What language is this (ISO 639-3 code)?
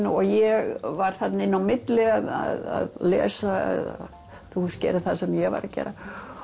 isl